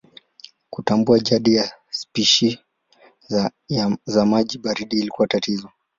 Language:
Swahili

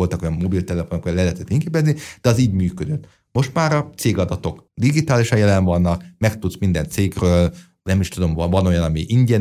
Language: Hungarian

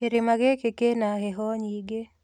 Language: Kikuyu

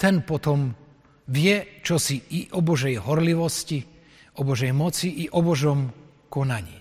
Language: Slovak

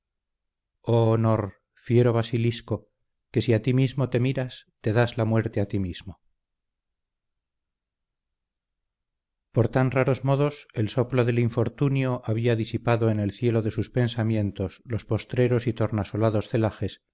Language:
Spanish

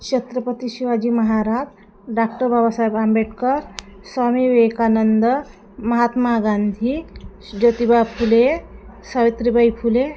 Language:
Marathi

